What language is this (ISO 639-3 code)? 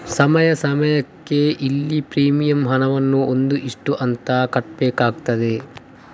kan